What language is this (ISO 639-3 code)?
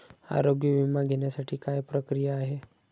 mar